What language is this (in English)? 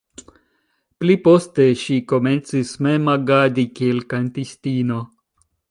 Esperanto